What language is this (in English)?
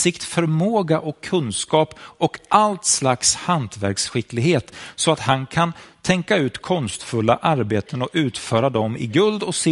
Swedish